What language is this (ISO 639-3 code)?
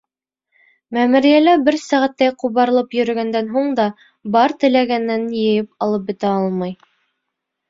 bak